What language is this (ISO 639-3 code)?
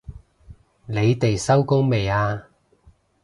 yue